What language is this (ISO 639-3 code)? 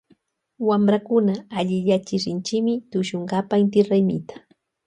qvj